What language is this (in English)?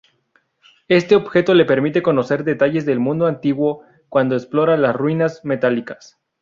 Spanish